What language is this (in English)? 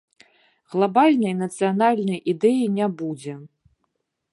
Belarusian